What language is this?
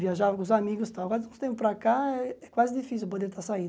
Portuguese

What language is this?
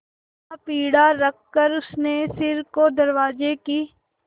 Hindi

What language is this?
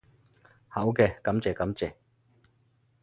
Cantonese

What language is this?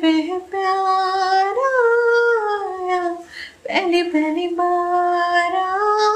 Hindi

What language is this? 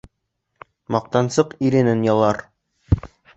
Bashkir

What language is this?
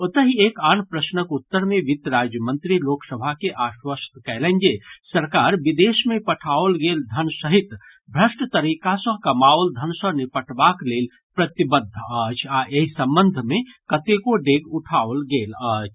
Maithili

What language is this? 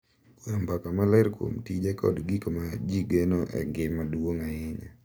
Luo (Kenya and Tanzania)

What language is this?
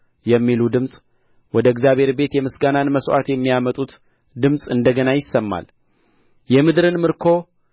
Amharic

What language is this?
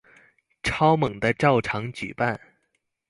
Chinese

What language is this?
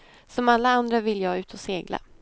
Swedish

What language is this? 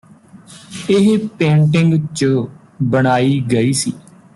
Punjabi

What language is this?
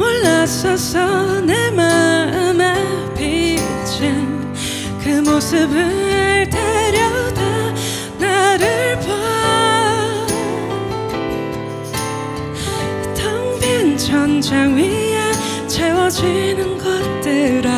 Korean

